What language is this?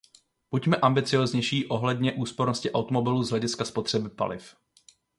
Czech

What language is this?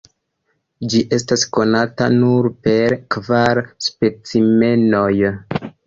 Esperanto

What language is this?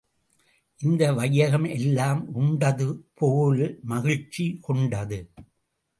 Tamil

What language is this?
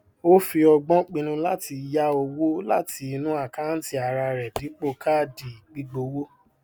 Yoruba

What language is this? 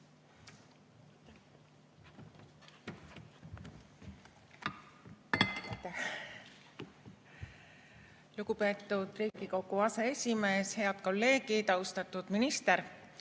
Estonian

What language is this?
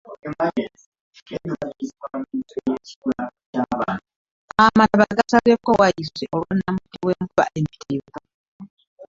Ganda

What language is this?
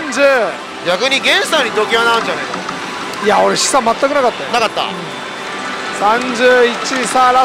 Japanese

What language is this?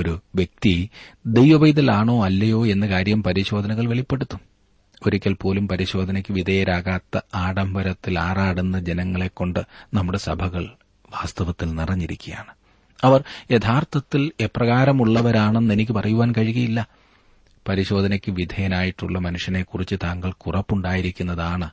Malayalam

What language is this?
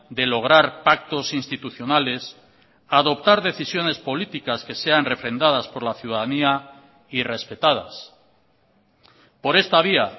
Spanish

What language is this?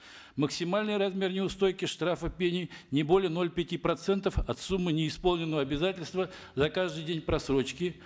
Kazakh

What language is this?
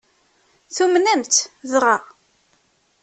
Kabyle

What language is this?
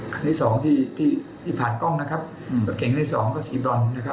Thai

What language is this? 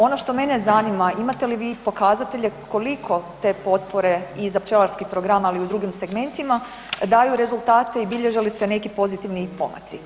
Croatian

